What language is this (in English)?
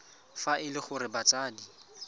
Tswana